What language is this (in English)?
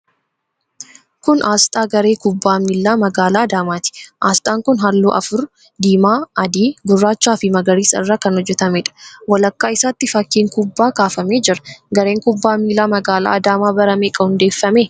Oromo